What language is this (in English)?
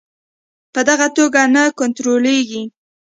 Pashto